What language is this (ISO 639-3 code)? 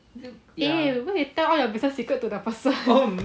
eng